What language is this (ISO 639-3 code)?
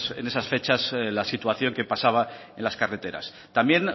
spa